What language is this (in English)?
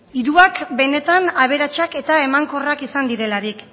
Basque